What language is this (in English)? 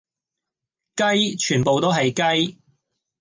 Cantonese